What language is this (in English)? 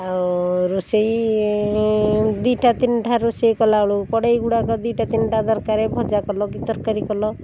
Odia